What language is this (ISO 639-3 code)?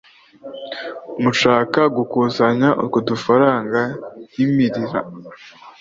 kin